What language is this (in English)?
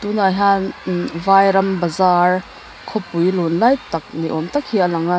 Mizo